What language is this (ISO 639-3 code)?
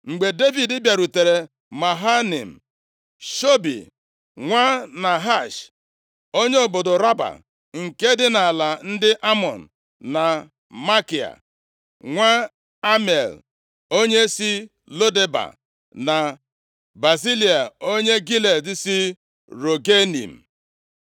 ibo